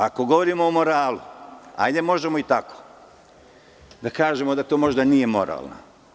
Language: Serbian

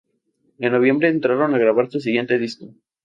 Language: Spanish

